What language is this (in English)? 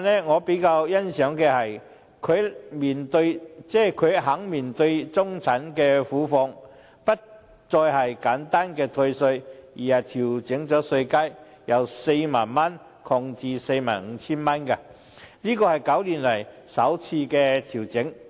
Cantonese